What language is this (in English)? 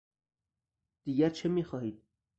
Persian